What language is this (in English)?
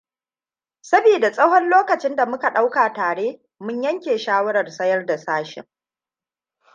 Hausa